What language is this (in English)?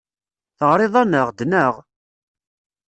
Kabyle